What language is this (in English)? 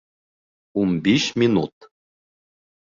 Bashkir